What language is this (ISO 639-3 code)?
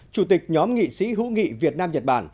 vie